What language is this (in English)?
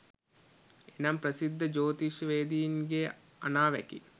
Sinhala